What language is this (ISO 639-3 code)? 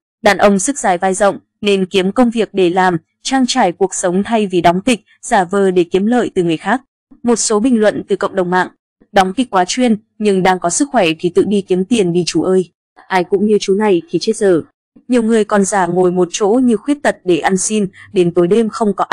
vie